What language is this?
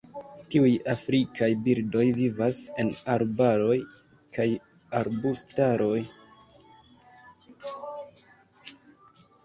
Esperanto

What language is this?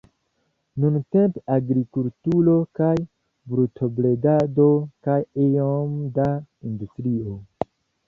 Esperanto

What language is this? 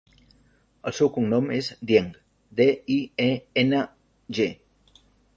Catalan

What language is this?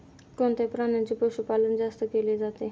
Marathi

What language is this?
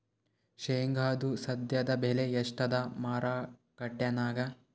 Kannada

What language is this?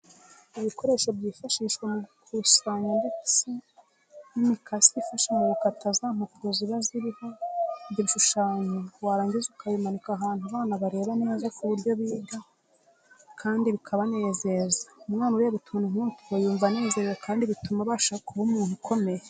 Kinyarwanda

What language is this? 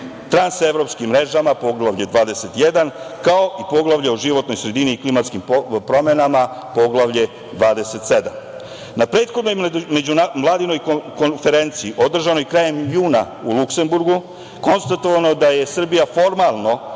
Serbian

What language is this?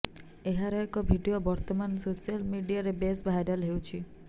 Odia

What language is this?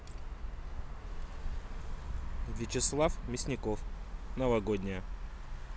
Russian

